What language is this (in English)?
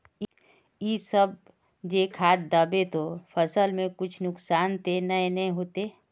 Magahi